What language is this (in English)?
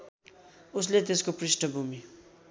Nepali